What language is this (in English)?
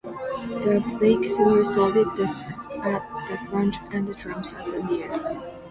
English